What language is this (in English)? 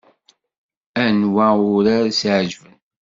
Kabyle